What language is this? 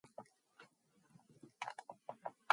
Mongolian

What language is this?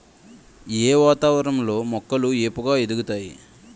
Telugu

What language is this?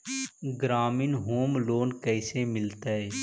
Magahi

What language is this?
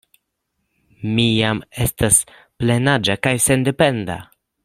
Esperanto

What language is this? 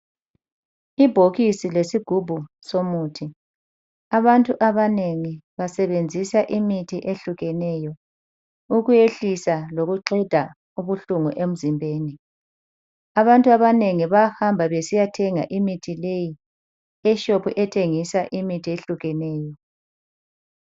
North Ndebele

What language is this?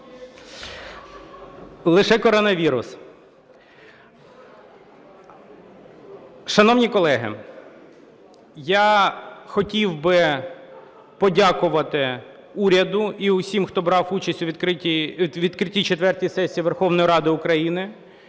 Ukrainian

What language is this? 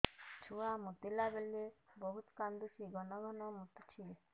Odia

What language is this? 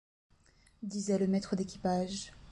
French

